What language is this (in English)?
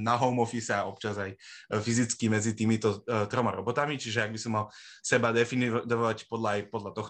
Slovak